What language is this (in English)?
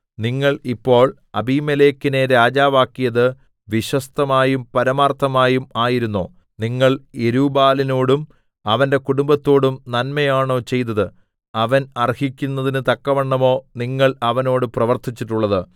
Malayalam